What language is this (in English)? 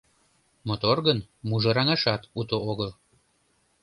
Mari